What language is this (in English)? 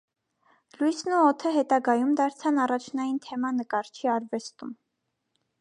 Armenian